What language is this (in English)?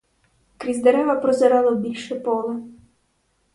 Ukrainian